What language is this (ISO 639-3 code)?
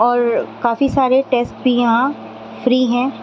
urd